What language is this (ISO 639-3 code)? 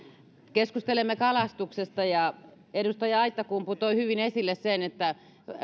fin